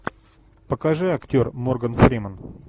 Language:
Russian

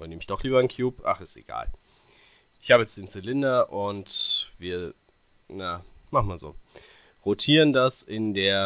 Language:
German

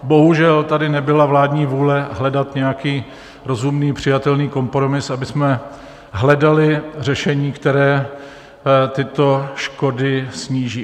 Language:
Czech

